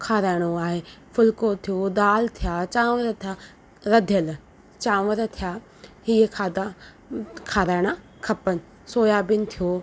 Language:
Sindhi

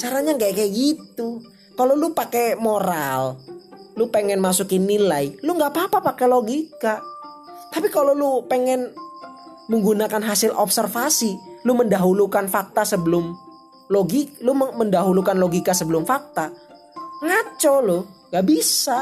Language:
Indonesian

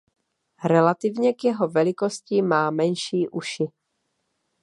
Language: Czech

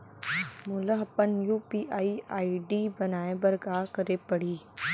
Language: Chhattisgarhi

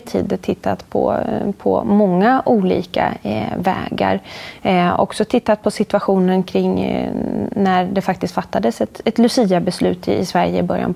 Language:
Swedish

